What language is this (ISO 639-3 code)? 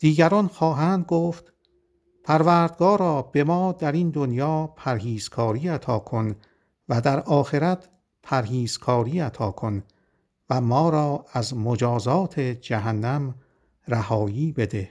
fas